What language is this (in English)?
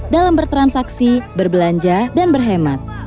Indonesian